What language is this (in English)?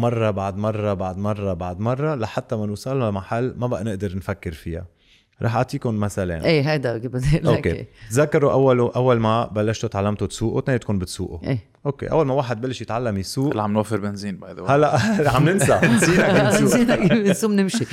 Arabic